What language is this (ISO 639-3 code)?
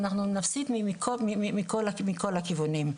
heb